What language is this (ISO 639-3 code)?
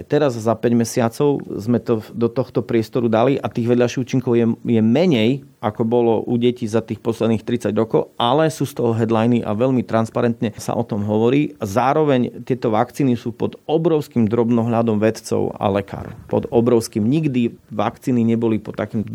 slk